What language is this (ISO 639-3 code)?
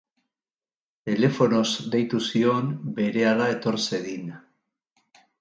eus